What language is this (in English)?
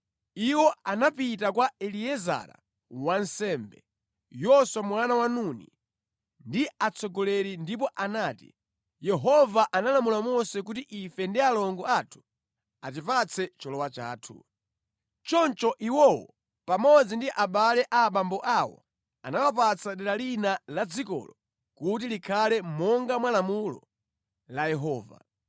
Nyanja